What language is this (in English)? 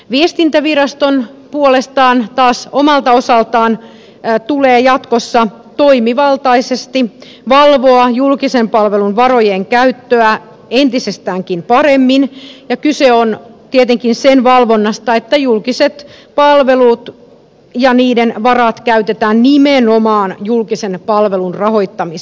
Finnish